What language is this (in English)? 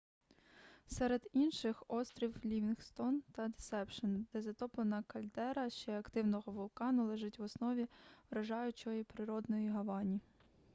Ukrainian